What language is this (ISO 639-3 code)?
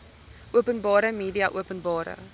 afr